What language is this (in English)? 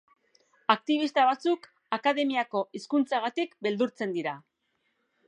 Basque